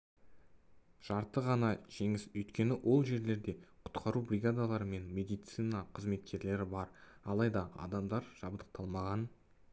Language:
Kazakh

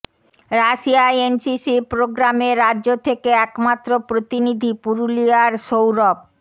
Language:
Bangla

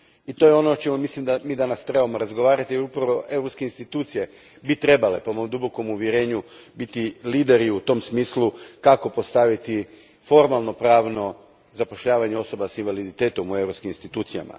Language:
Croatian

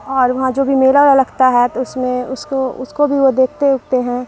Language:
Urdu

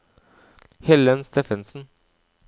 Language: Norwegian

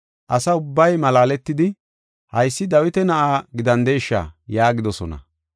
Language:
Gofa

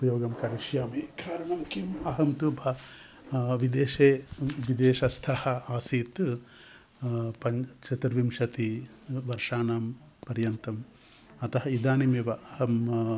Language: Sanskrit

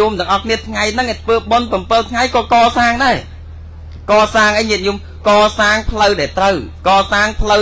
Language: Vietnamese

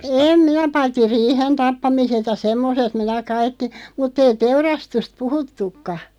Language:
Finnish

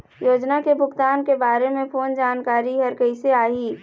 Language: Chhattisgarhi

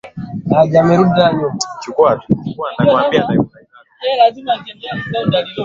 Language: Swahili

